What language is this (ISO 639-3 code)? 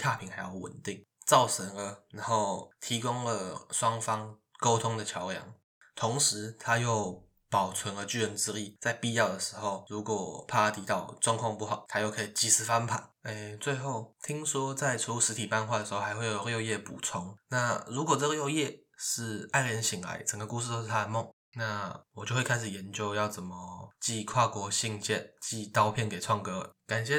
zho